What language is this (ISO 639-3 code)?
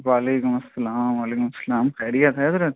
urd